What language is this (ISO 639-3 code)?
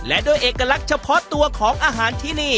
tha